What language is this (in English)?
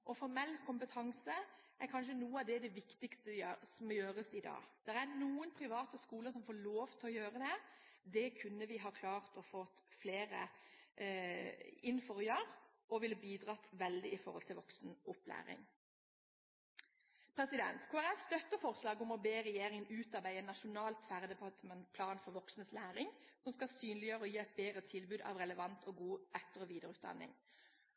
Norwegian Bokmål